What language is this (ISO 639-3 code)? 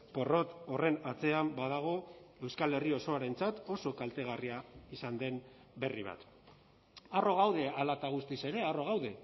eus